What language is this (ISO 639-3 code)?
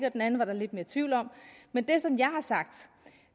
dan